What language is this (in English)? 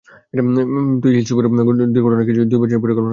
Bangla